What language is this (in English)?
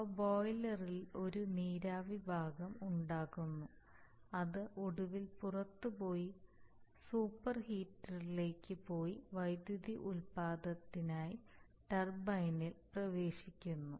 Malayalam